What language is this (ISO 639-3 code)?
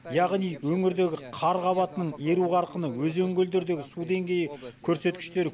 kaz